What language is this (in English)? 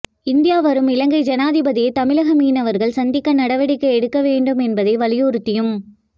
Tamil